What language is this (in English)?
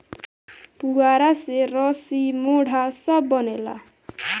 Bhojpuri